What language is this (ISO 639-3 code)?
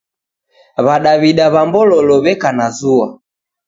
dav